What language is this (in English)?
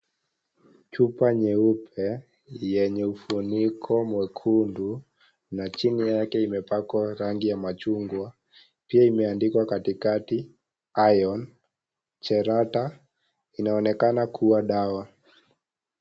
Swahili